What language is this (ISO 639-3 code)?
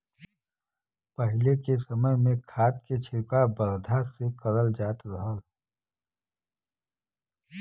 bho